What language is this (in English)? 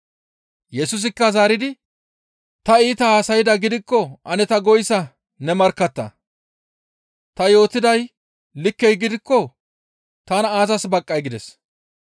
Gamo